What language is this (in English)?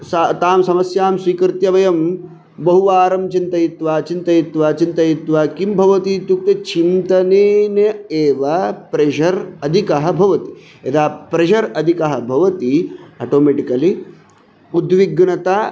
Sanskrit